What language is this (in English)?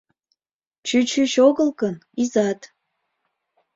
Mari